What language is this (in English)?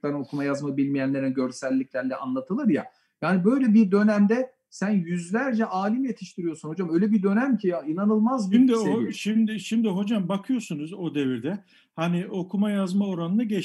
Turkish